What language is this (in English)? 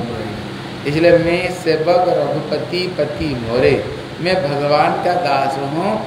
Hindi